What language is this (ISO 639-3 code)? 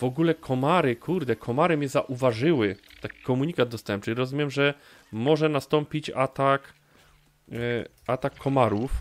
pol